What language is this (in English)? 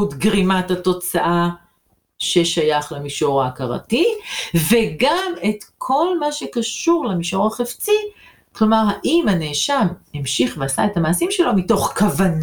Hebrew